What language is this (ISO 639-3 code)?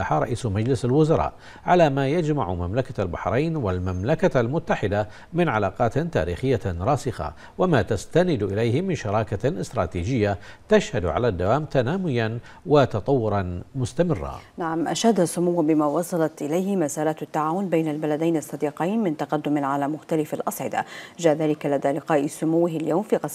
ara